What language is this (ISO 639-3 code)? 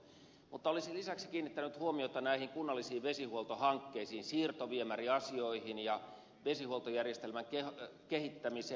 fin